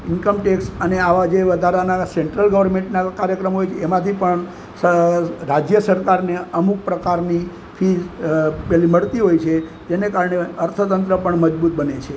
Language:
Gujarati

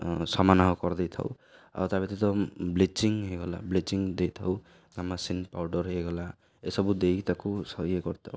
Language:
Odia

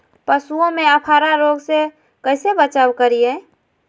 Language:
Magahi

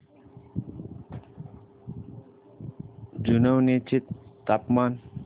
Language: Marathi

